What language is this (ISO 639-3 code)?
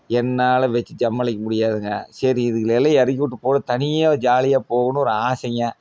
tam